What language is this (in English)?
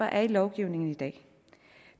Danish